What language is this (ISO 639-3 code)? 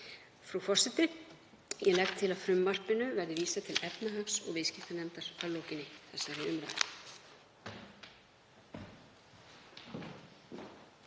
isl